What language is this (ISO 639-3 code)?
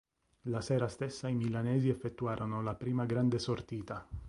ita